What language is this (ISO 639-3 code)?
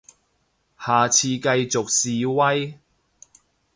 yue